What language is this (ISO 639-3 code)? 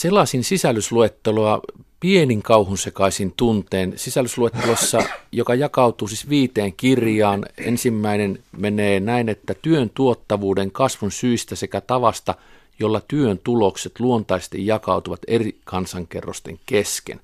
fin